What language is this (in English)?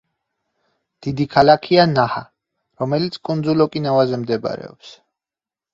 Georgian